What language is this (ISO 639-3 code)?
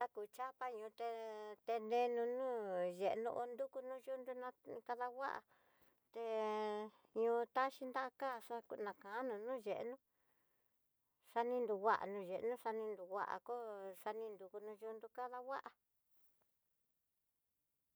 mtx